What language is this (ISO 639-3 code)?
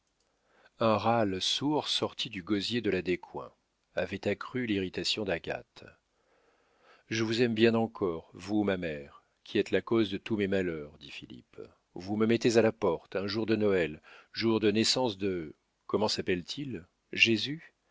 fra